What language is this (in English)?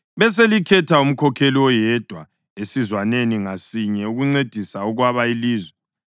North Ndebele